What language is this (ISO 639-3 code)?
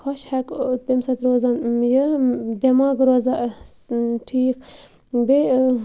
kas